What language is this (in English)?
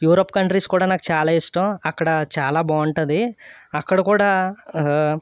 Telugu